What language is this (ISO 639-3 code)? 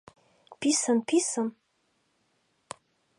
chm